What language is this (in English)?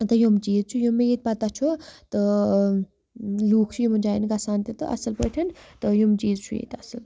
Kashmiri